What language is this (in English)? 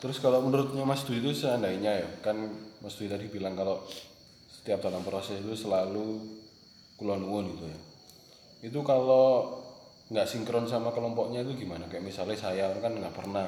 Indonesian